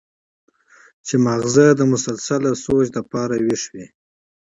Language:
Pashto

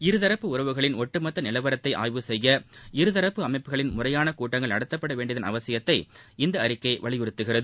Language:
Tamil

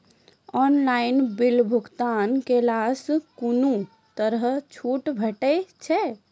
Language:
Maithili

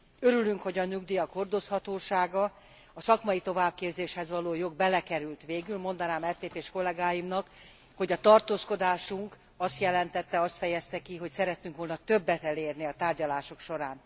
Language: Hungarian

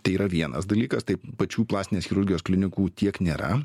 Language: Lithuanian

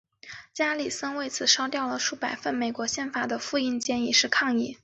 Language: Chinese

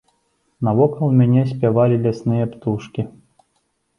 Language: Belarusian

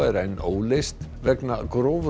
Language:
Icelandic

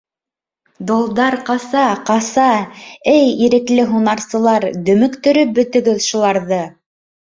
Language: Bashkir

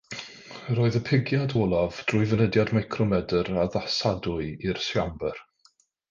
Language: Welsh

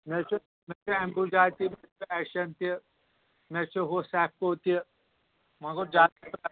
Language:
Kashmiri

